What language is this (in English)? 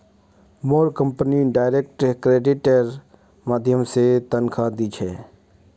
Magahi